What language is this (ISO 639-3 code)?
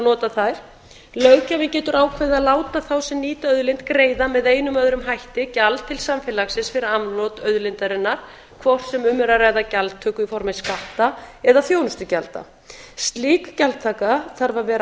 isl